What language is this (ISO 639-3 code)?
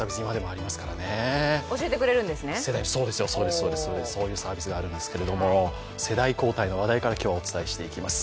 jpn